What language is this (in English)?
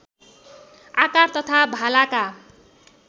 Nepali